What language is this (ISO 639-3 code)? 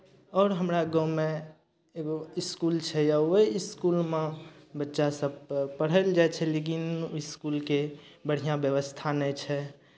mai